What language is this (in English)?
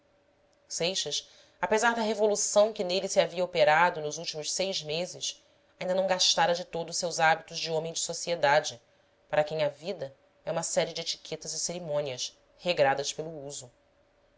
Portuguese